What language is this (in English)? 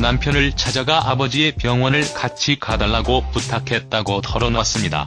Korean